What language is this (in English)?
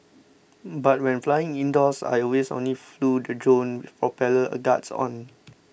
English